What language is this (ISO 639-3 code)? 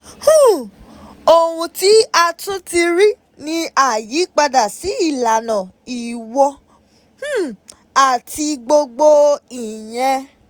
yor